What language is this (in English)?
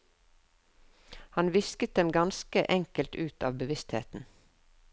Norwegian